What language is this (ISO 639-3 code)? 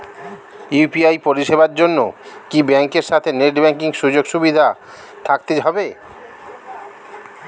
ben